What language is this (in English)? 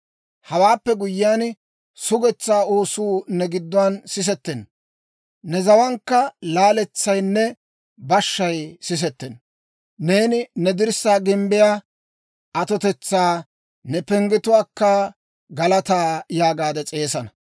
Dawro